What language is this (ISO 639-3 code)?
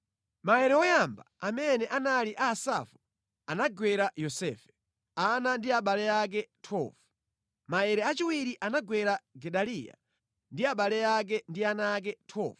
nya